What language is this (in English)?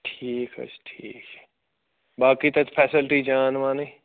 Kashmiri